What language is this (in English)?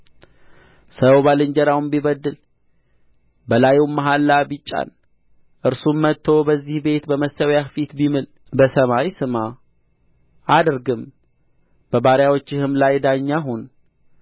Amharic